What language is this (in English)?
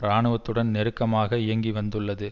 Tamil